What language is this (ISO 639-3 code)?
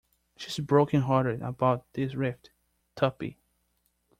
eng